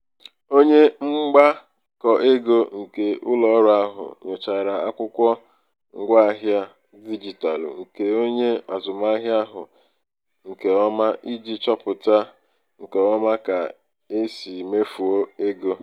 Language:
Igbo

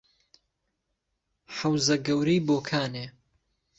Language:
Central Kurdish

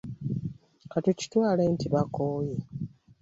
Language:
Ganda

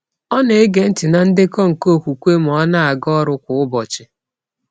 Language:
Igbo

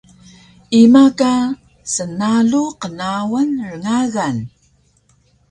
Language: Taroko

